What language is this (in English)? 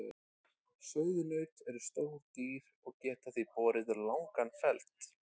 Icelandic